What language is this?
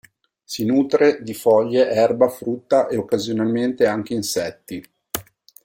Italian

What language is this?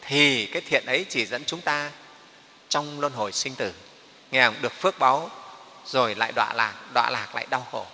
Vietnamese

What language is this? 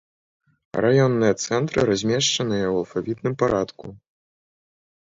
Belarusian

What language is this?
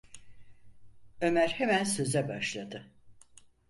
Turkish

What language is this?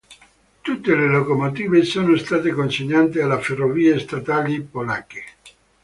Italian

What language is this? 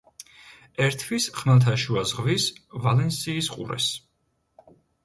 Georgian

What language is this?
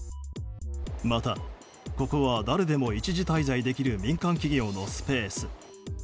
Japanese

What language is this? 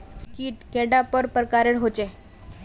Magahi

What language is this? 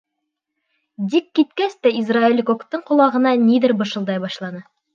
Bashkir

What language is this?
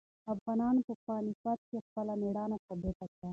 Pashto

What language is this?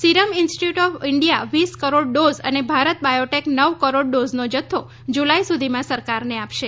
Gujarati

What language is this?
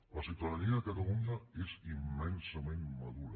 Catalan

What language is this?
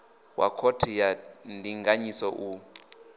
Venda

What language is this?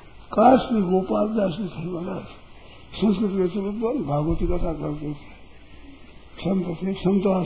Hindi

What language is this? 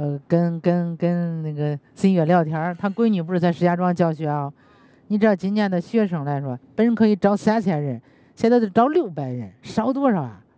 Chinese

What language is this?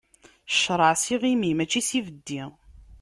Kabyle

